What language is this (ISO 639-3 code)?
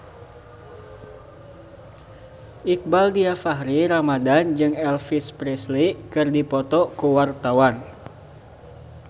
sun